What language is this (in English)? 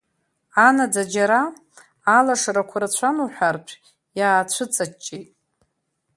Abkhazian